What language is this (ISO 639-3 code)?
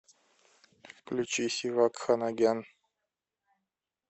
rus